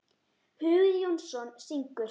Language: Icelandic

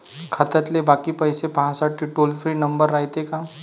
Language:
Marathi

